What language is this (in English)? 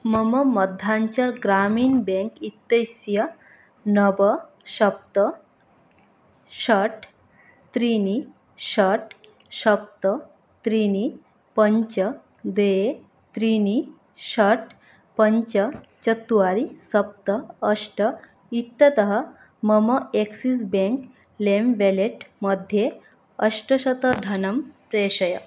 Sanskrit